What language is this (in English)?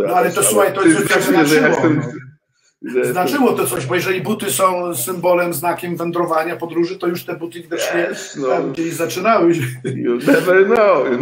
Polish